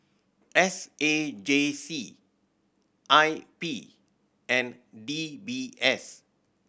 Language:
English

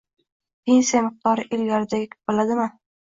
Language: Uzbek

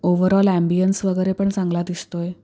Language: Marathi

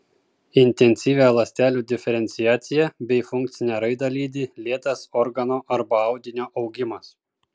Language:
Lithuanian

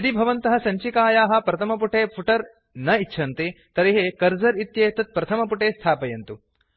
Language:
Sanskrit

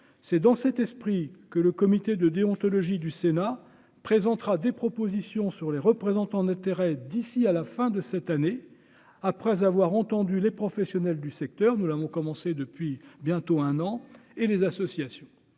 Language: French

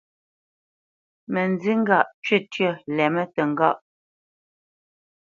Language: Bamenyam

